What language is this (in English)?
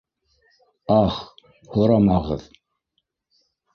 Bashkir